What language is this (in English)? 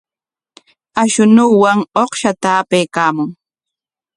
Corongo Ancash Quechua